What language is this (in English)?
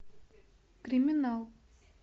Russian